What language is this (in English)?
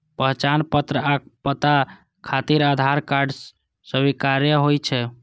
Maithili